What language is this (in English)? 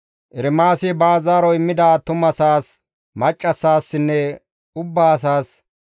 Gamo